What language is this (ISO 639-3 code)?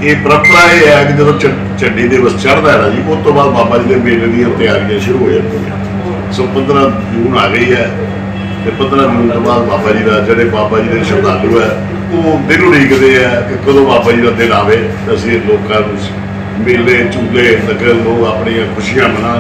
hin